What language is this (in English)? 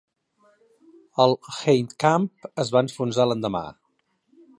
Catalan